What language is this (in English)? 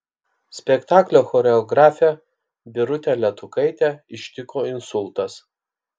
Lithuanian